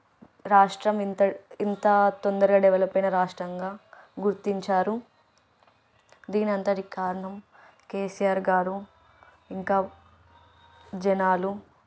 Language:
Telugu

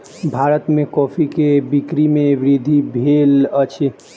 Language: Maithili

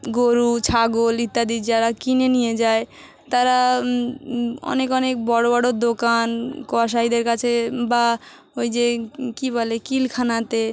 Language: Bangla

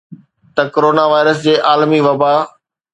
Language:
Sindhi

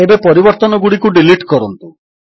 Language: Odia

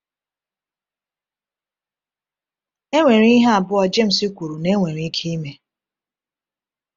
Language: Igbo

